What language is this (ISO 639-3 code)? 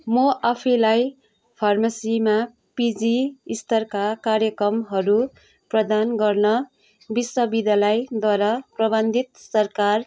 nep